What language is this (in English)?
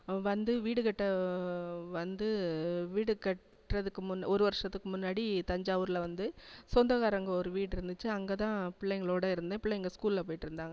Tamil